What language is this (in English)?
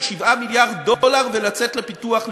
Hebrew